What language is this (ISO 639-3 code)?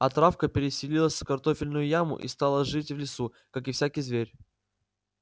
rus